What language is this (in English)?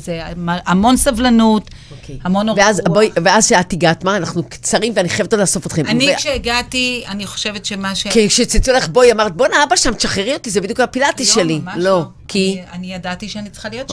Hebrew